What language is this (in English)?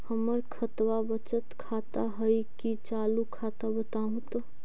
Magahi